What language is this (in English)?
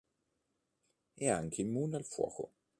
Italian